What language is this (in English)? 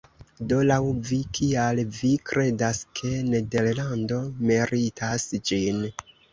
Esperanto